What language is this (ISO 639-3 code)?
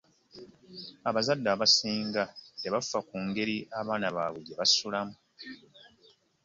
lug